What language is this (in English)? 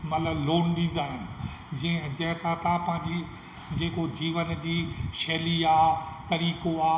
Sindhi